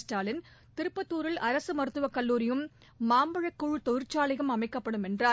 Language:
Tamil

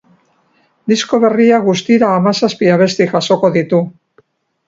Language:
Basque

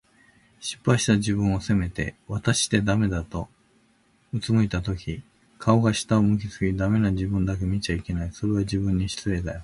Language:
Japanese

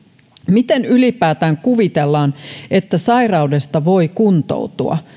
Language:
Finnish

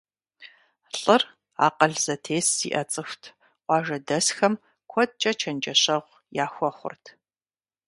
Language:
Kabardian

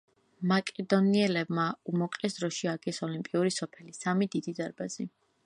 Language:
Georgian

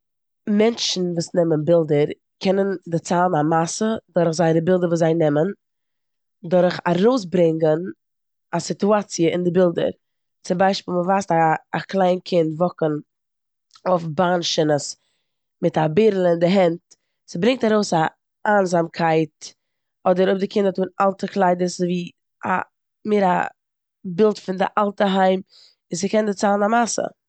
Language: Yiddish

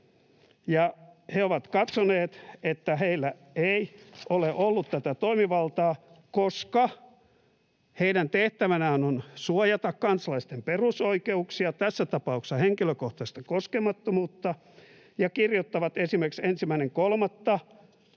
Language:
Finnish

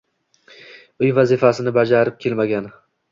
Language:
Uzbek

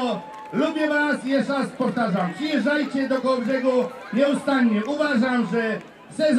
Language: Polish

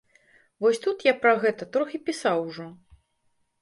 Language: Belarusian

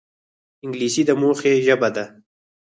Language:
Pashto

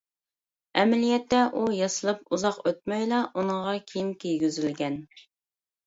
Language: Uyghur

